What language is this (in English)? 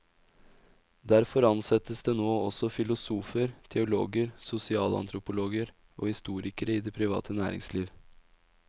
Norwegian